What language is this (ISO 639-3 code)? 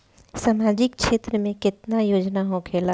bho